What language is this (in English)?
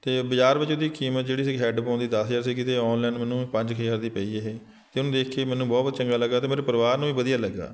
Punjabi